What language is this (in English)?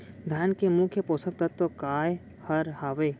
Chhattisgarhi